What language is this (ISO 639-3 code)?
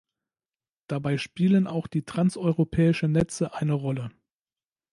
deu